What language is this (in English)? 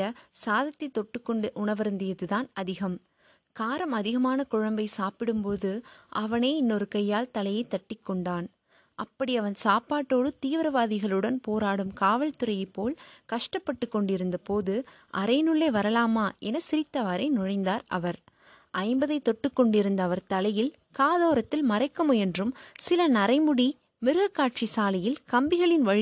Tamil